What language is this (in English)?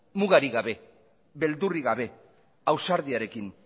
Basque